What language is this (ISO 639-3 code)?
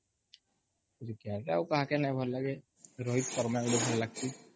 ori